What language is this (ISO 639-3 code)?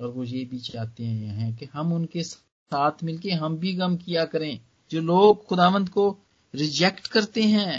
hin